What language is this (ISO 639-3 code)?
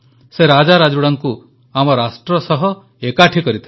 ori